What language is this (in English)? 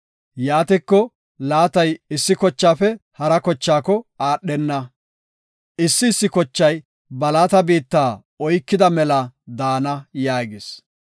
Gofa